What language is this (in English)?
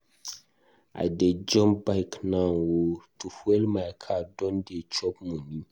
Nigerian Pidgin